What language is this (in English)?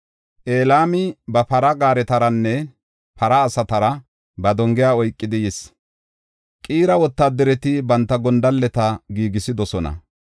Gofa